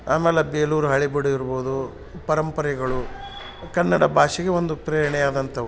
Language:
Kannada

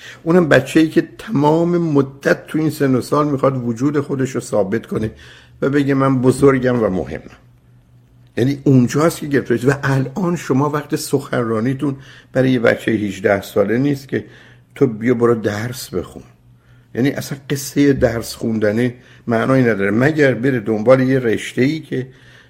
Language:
Persian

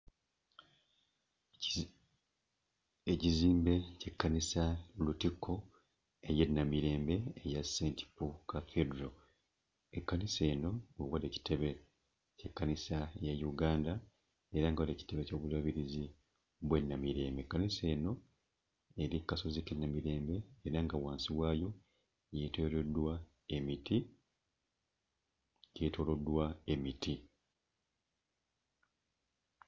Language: Ganda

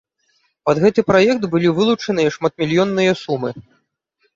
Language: Belarusian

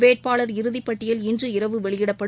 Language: Tamil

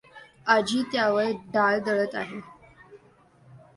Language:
Marathi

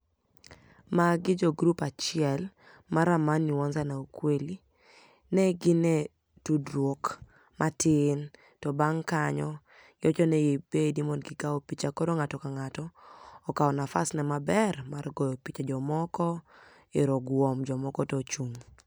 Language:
Luo (Kenya and Tanzania)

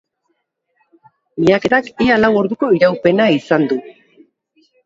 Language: Basque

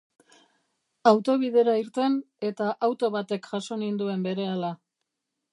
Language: Basque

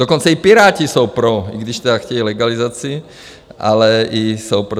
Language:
Czech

